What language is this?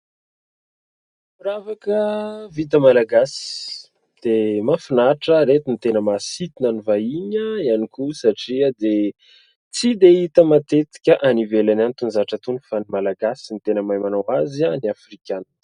Malagasy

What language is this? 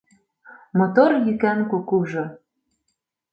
Mari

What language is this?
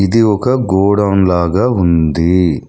Telugu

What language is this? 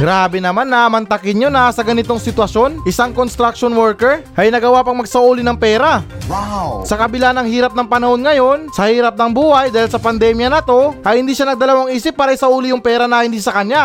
Filipino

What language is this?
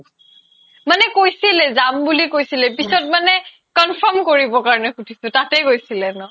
Assamese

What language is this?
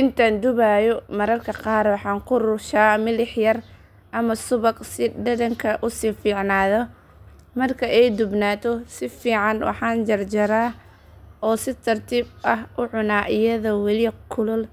Somali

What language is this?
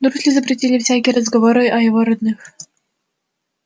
Russian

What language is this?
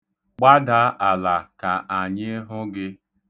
Igbo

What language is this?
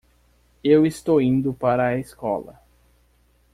Portuguese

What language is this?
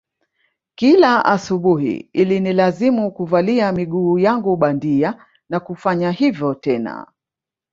Swahili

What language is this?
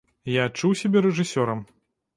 Belarusian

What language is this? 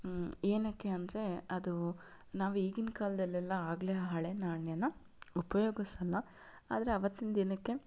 Kannada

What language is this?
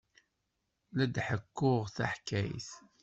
Kabyle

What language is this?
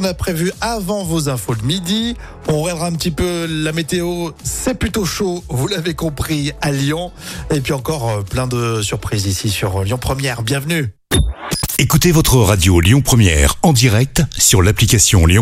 French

